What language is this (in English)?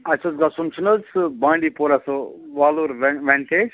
Kashmiri